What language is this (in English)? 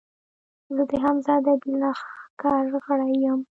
Pashto